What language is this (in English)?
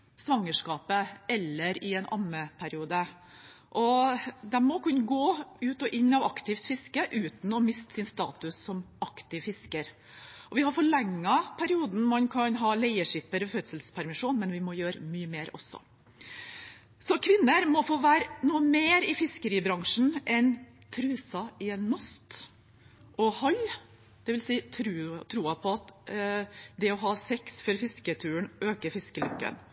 Norwegian Bokmål